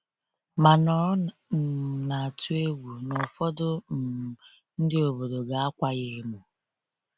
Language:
Igbo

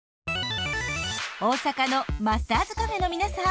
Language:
Japanese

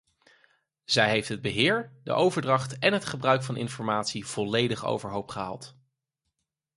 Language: Dutch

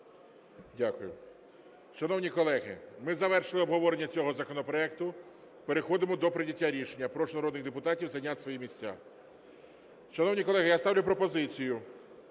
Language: Ukrainian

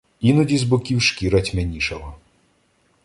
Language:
Ukrainian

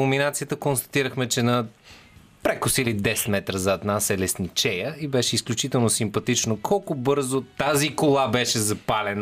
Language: Bulgarian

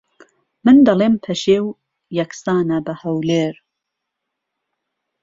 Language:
Central Kurdish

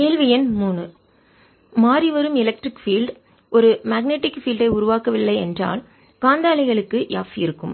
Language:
Tamil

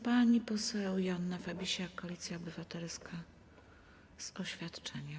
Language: Polish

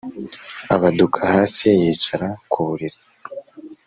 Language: Kinyarwanda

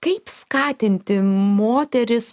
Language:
Lithuanian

